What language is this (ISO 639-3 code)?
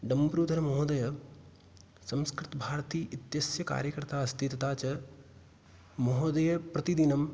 san